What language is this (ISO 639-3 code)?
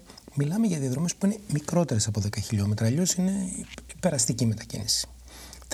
ell